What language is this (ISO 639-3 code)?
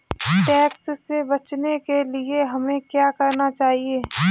hin